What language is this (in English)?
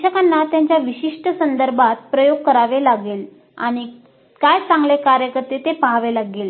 Marathi